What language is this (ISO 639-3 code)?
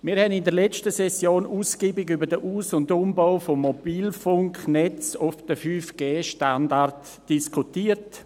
gsw